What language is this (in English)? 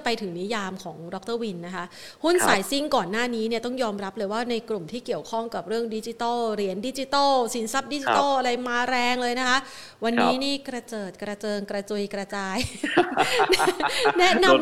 Thai